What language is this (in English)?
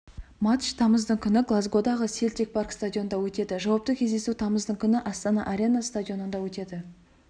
Kazakh